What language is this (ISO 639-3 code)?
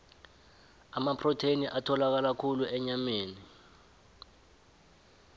nbl